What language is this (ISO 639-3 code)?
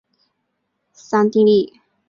zho